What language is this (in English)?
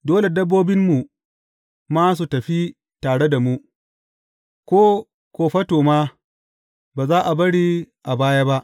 Hausa